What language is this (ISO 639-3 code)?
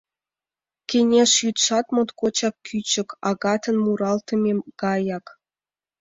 chm